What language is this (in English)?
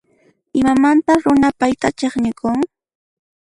Puno Quechua